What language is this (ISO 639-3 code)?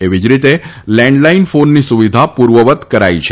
guj